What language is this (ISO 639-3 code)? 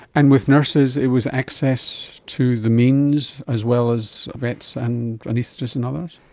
eng